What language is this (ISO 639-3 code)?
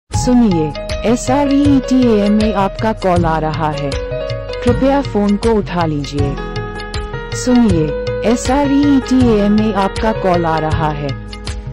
hin